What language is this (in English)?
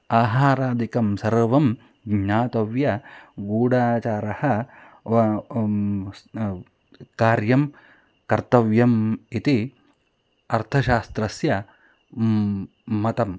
Sanskrit